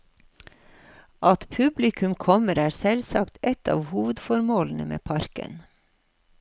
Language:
Norwegian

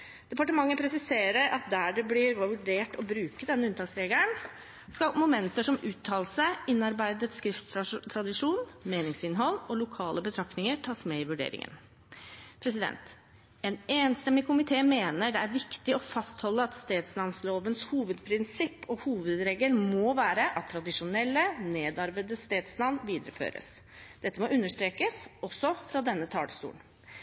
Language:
Norwegian Bokmål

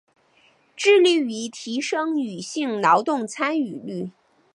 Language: Chinese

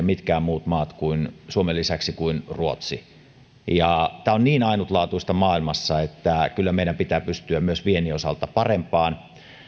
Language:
Finnish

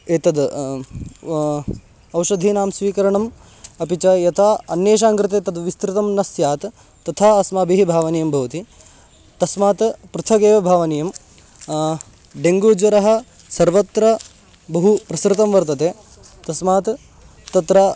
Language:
Sanskrit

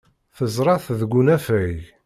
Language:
Kabyle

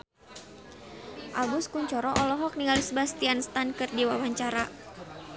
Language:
Sundanese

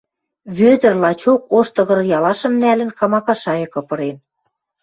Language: Western Mari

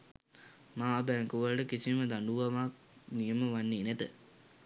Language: Sinhala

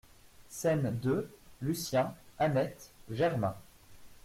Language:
French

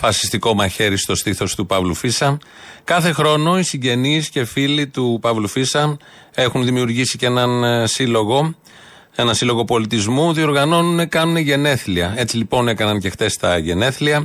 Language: Greek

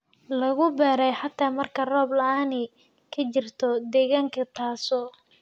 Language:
Somali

